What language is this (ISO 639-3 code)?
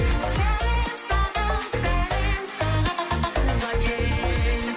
kaz